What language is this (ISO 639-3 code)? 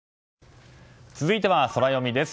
jpn